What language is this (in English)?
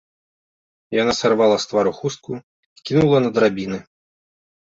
Belarusian